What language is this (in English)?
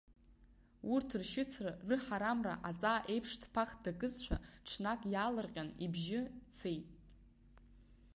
Abkhazian